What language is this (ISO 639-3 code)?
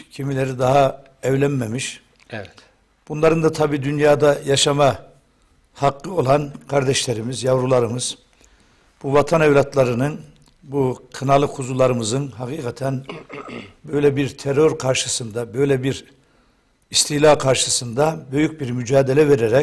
tur